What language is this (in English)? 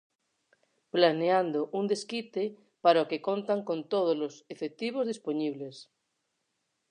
Galician